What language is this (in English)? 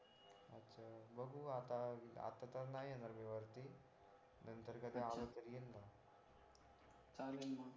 Marathi